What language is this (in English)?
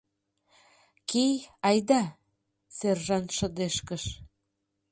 Mari